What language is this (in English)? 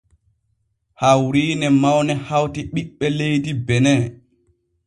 Borgu Fulfulde